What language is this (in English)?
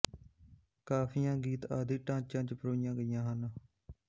Punjabi